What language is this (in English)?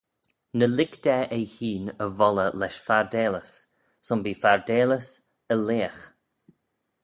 Manx